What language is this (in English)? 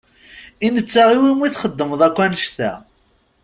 Kabyle